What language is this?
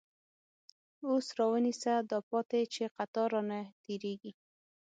Pashto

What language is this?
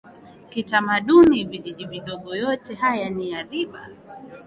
Swahili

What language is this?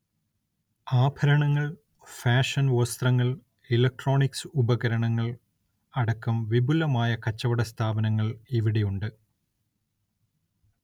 Malayalam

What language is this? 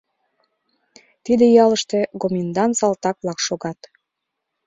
Mari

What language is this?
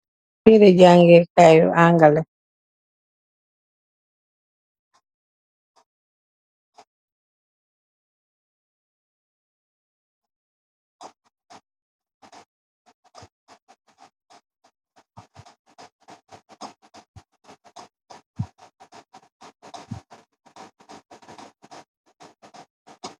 Wolof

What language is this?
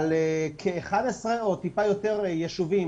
Hebrew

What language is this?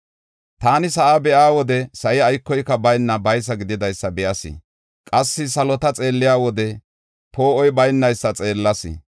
Gofa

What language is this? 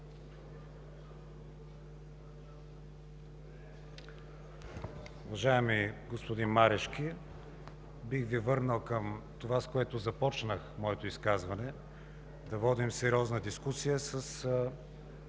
Bulgarian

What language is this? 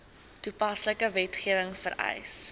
Afrikaans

